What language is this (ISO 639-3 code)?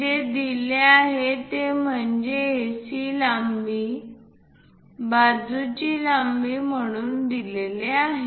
mar